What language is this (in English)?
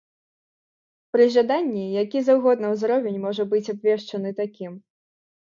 Belarusian